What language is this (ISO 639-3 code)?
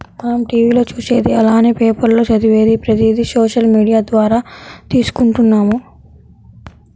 tel